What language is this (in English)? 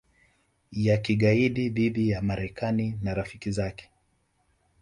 Swahili